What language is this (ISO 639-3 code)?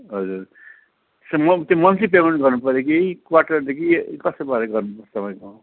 nep